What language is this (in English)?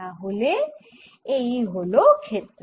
Bangla